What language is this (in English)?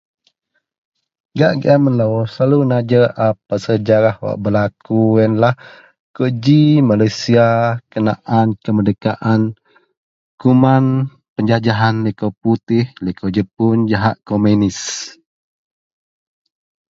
Central Melanau